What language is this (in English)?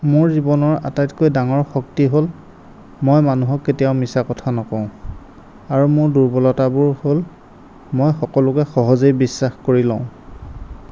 Assamese